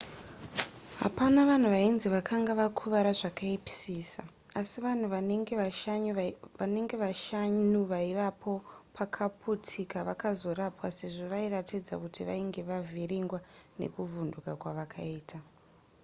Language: Shona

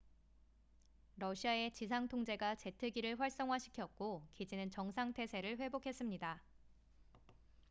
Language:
Korean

